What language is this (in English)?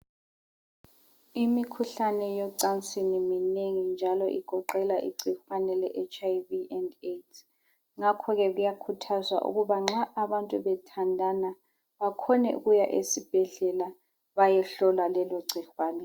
North Ndebele